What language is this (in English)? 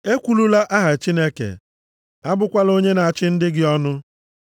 Igbo